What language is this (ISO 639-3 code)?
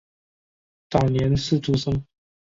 zho